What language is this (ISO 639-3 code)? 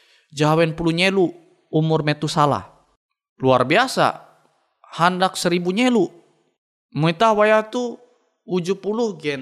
ind